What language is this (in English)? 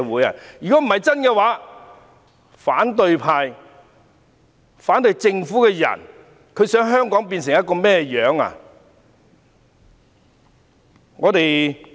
Cantonese